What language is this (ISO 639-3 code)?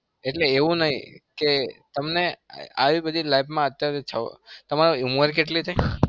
guj